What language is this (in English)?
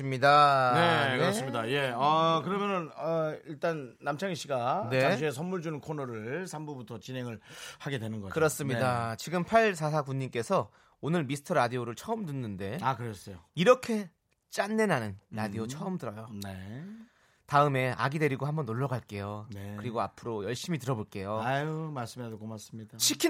Korean